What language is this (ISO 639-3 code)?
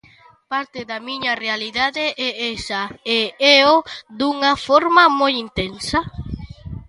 glg